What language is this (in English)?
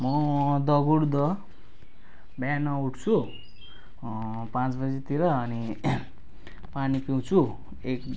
Nepali